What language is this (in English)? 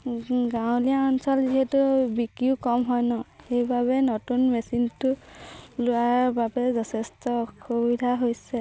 Assamese